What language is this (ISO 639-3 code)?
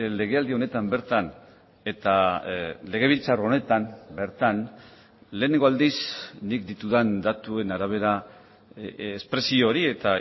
eus